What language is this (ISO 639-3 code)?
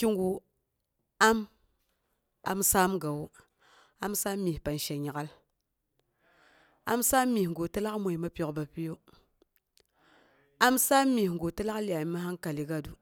bux